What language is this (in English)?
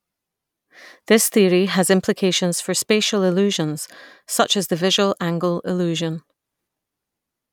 English